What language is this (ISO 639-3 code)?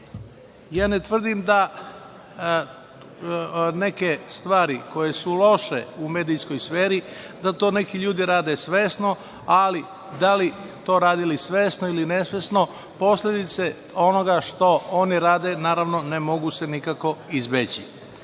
srp